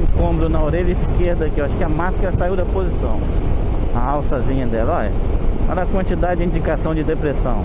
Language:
Portuguese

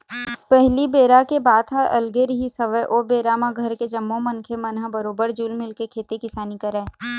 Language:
Chhattisgarhi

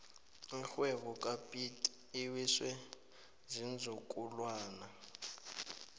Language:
South Ndebele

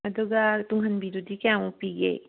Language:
Manipuri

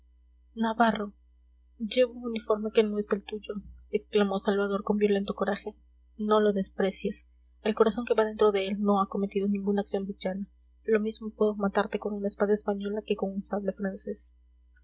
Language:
Spanish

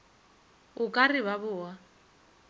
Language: Northern Sotho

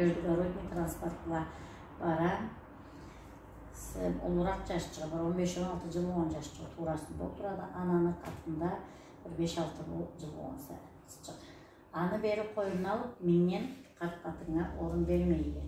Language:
Turkish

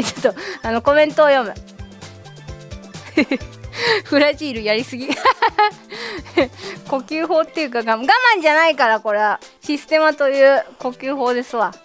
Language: Japanese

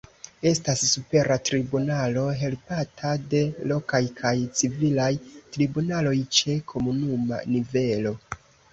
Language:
Esperanto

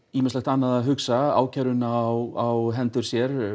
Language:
Icelandic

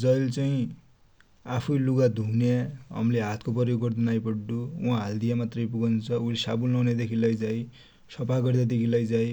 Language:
Dotyali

